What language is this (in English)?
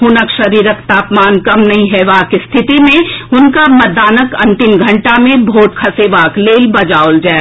Maithili